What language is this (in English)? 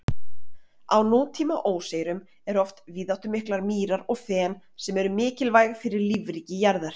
Icelandic